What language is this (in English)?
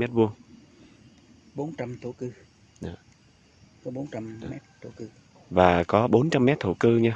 Vietnamese